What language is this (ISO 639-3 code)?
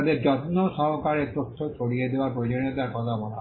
ben